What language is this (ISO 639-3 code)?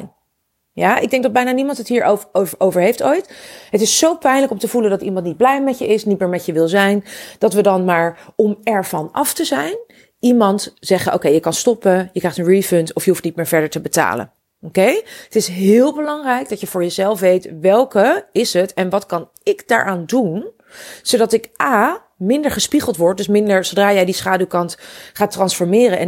nld